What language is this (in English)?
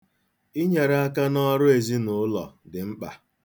Igbo